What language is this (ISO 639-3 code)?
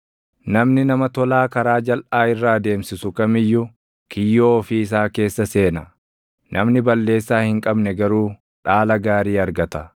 orm